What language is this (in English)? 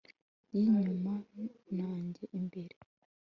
Kinyarwanda